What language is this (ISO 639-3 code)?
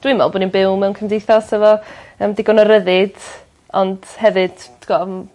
cym